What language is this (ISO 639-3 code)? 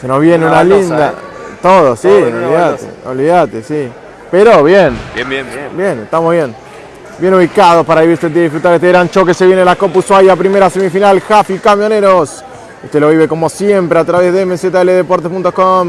spa